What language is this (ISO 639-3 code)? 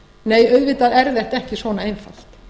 isl